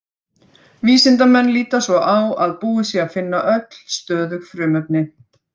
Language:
Icelandic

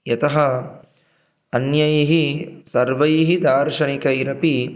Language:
Sanskrit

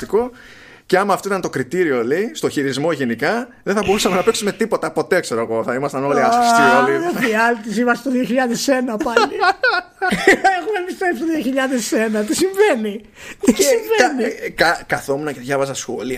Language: Greek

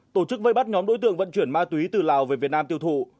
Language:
Vietnamese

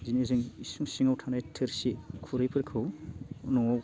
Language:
Bodo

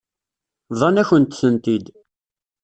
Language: Kabyle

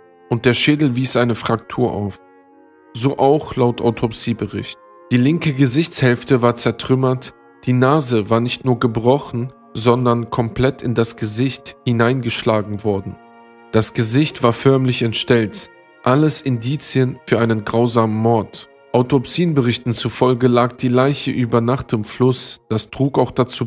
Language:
German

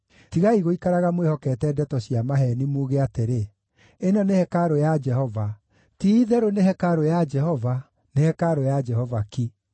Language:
Kikuyu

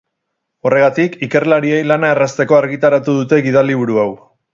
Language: Basque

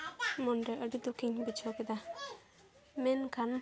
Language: Santali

